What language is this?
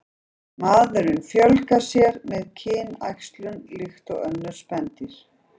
Icelandic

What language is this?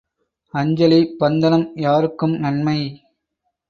Tamil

